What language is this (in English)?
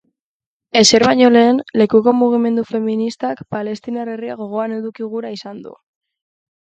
Basque